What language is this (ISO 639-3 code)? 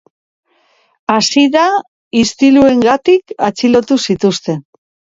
eus